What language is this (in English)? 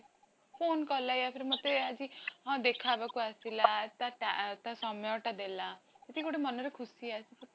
Odia